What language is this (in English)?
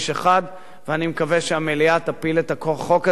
Hebrew